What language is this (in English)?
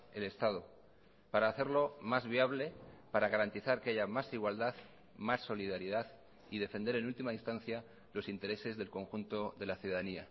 Spanish